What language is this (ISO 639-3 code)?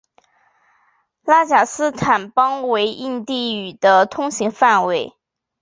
zho